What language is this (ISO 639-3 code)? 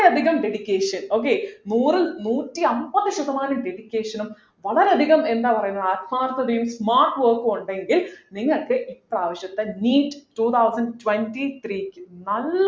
mal